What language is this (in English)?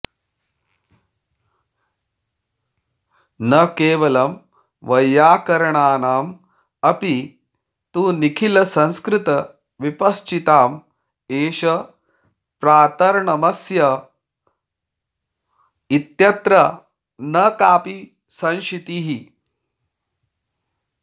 Sanskrit